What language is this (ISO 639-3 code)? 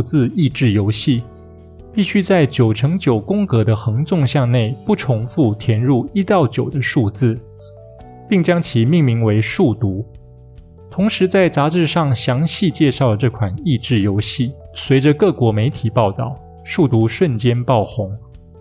zho